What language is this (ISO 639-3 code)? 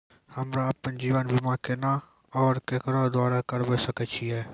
mai